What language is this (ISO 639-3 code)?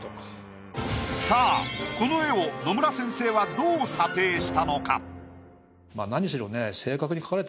jpn